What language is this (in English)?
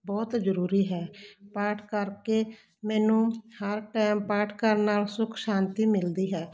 Punjabi